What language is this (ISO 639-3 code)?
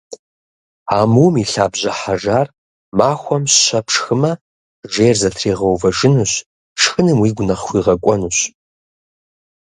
kbd